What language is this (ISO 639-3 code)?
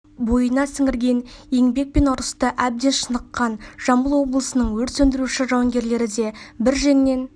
kaz